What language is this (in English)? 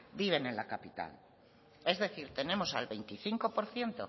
Spanish